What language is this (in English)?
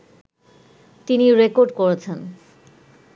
Bangla